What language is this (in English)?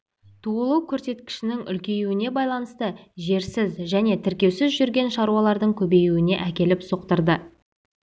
Kazakh